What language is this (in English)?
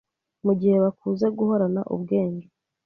Kinyarwanda